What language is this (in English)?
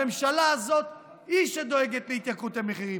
Hebrew